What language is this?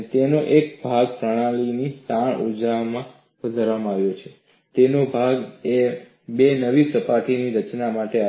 Gujarati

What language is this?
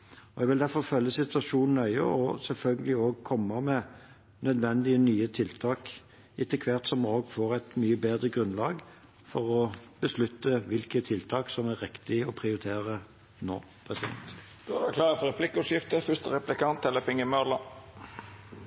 Norwegian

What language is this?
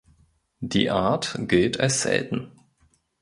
German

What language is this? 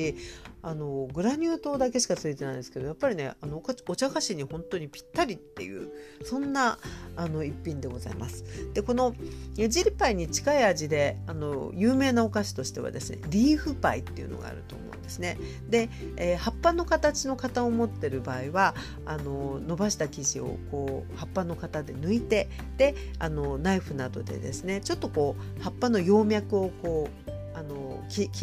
Japanese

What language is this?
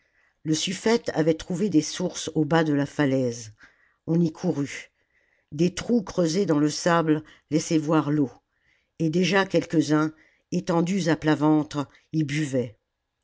French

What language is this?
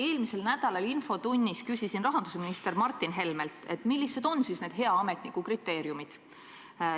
Estonian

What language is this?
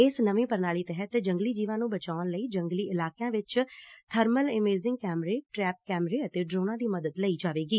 Punjabi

